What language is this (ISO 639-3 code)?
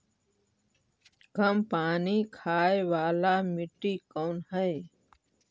mag